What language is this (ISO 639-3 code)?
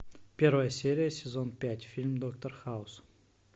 rus